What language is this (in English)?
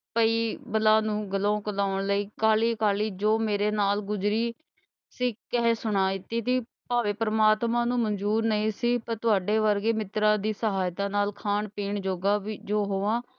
Punjabi